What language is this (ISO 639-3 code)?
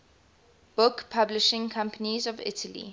eng